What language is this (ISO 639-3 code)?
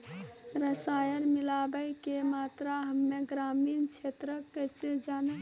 mai